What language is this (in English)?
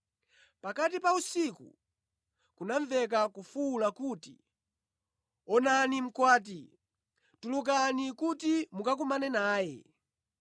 Nyanja